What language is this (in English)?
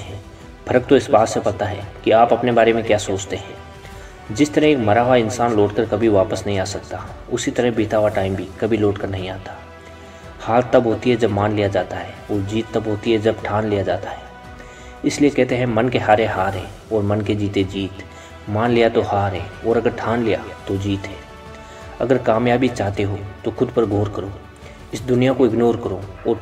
Hindi